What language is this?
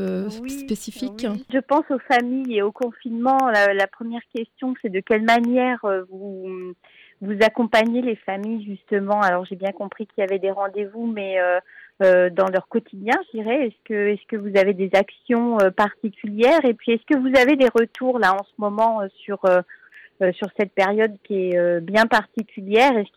French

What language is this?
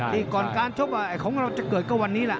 Thai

